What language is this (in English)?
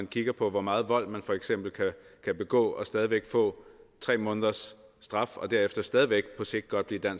Danish